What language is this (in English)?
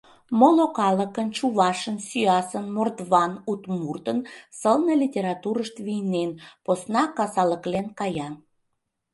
Mari